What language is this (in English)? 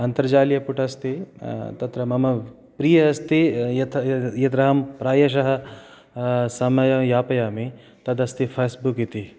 Sanskrit